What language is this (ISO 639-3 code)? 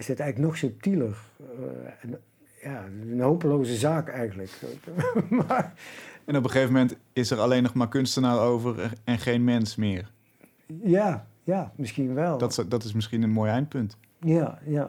nld